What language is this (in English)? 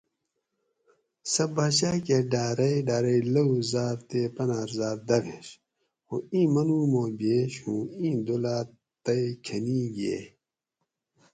Gawri